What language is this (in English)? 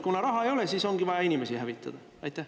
Estonian